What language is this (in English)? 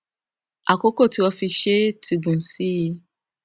Yoruba